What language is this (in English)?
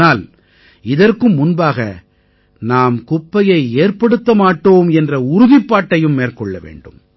Tamil